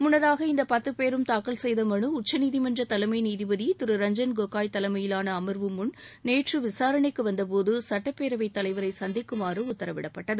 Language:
Tamil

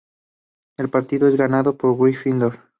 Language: Spanish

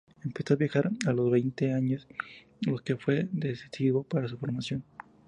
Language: Spanish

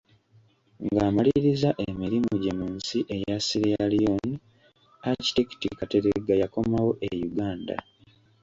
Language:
Ganda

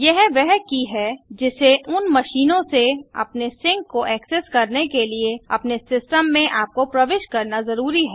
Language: Hindi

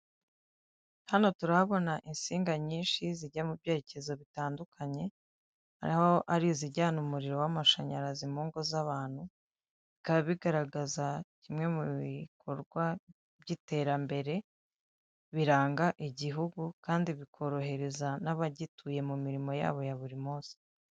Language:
Kinyarwanda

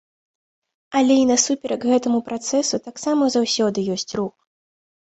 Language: Belarusian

